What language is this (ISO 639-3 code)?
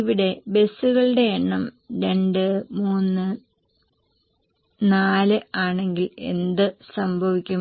mal